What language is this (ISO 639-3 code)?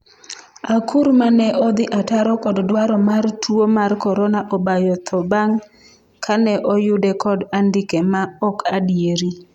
luo